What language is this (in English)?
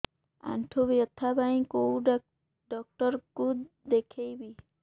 Odia